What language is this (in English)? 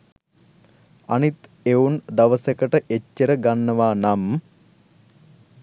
Sinhala